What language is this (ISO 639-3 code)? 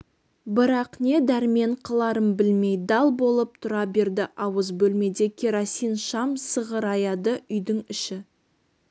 kaz